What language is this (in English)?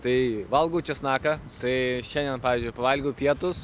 Lithuanian